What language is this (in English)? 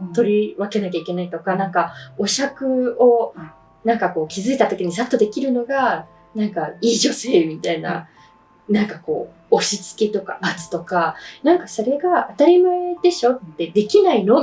Japanese